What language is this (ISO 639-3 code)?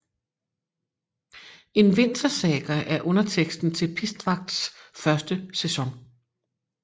dan